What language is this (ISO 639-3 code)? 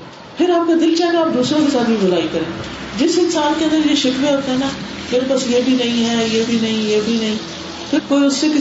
urd